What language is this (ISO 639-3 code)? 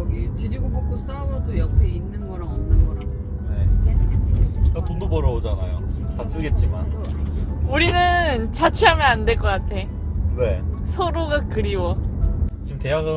kor